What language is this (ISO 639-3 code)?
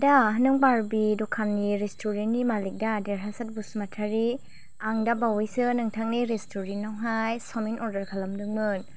brx